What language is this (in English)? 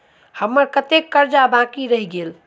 Maithili